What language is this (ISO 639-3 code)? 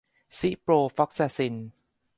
tha